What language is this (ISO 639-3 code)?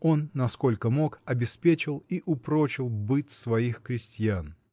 rus